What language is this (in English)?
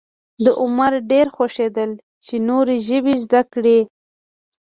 Pashto